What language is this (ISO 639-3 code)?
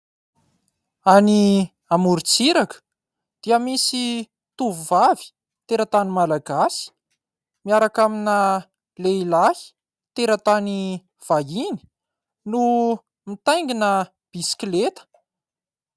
mlg